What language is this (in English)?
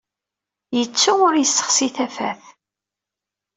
Kabyle